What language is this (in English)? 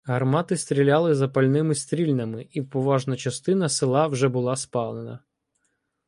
Ukrainian